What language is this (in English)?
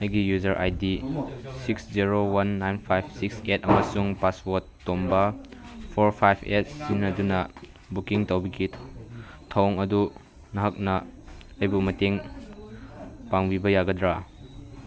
Manipuri